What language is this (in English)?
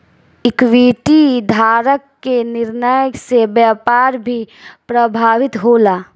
Bhojpuri